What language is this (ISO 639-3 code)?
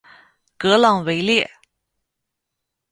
zho